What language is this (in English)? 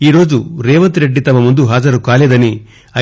Telugu